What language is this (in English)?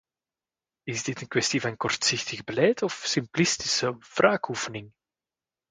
Dutch